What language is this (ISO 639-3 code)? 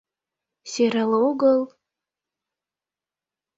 chm